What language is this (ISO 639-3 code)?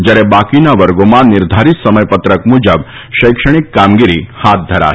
guj